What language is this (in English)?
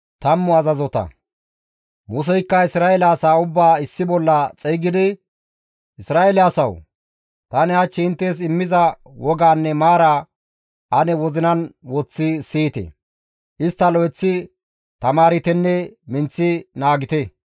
Gamo